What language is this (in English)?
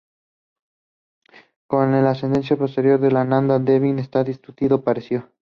Spanish